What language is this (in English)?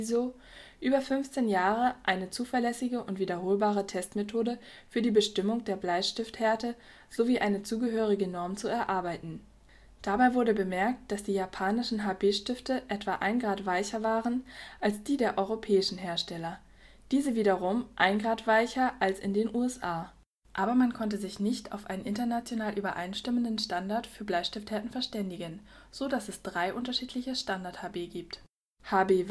German